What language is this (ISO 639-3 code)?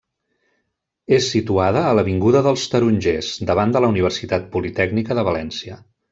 cat